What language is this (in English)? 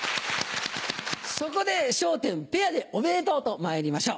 Japanese